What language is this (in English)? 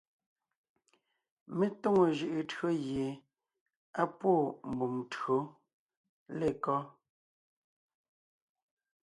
Ngiemboon